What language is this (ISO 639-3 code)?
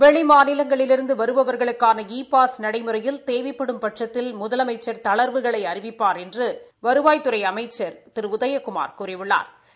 tam